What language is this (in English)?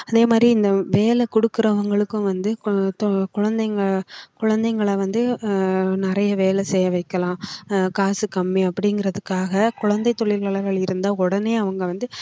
Tamil